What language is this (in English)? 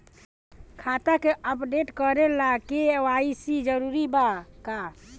Bhojpuri